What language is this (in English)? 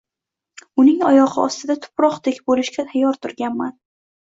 Uzbek